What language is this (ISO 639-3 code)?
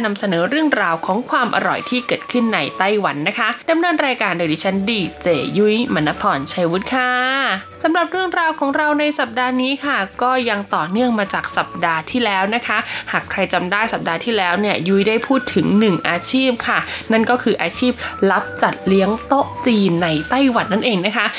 tha